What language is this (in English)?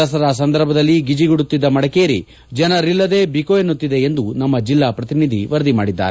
Kannada